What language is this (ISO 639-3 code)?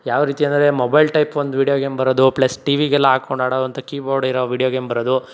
kan